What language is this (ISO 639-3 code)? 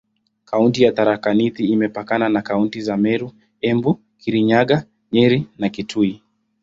swa